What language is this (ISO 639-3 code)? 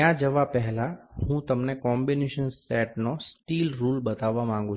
guj